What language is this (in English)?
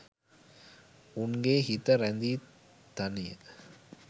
Sinhala